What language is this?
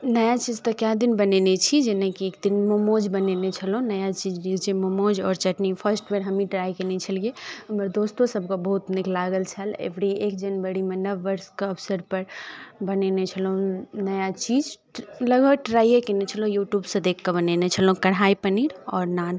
Maithili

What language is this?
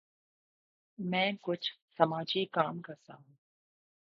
Urdu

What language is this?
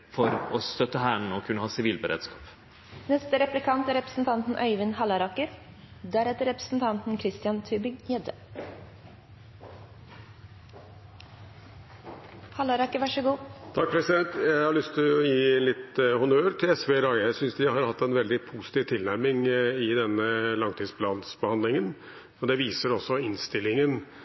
Norwegian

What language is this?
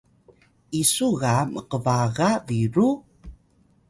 Atayal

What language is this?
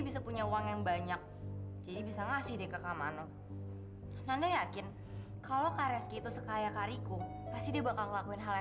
Indonesian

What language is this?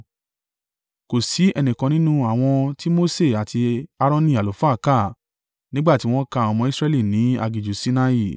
Yoruba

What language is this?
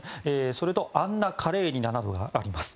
Japanese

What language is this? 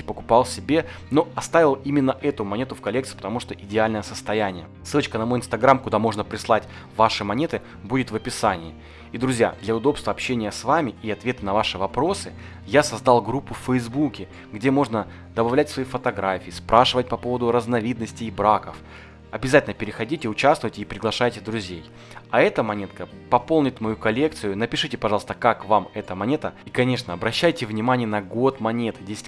Russian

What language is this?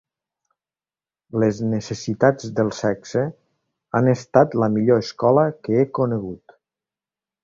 Catalan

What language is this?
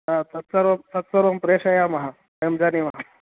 Sanskrit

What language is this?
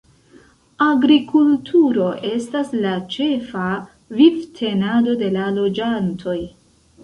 Esperanto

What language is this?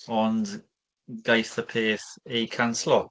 Welsh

